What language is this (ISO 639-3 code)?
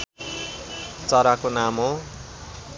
nep